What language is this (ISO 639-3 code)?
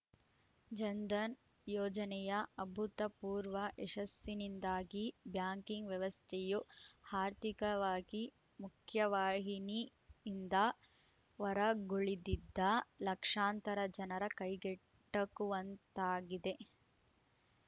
kan